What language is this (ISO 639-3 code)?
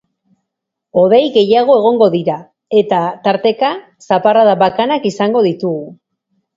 eus